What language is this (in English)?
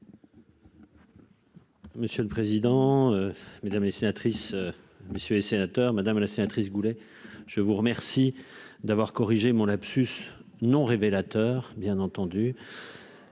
French